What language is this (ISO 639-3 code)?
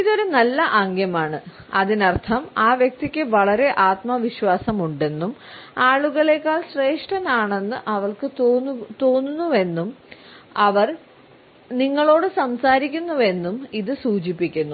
mal